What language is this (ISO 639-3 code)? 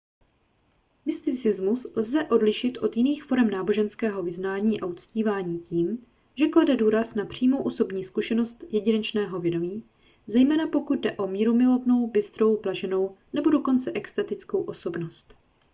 ces